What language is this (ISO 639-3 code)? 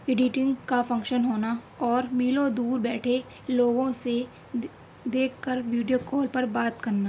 urd